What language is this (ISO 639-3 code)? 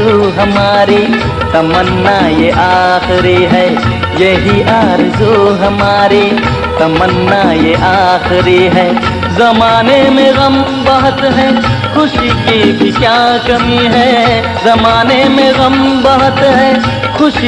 hin